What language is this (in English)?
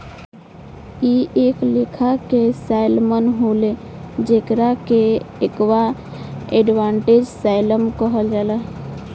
Bhojpuri